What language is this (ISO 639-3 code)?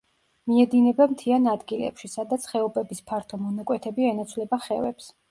kat